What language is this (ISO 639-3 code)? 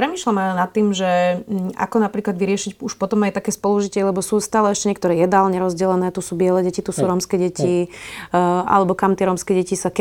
slk